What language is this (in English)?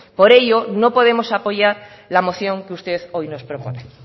Spanish